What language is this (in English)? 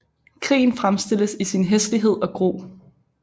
Danish